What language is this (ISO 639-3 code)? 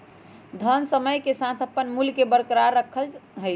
mag